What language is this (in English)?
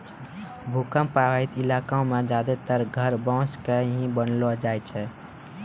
Maithili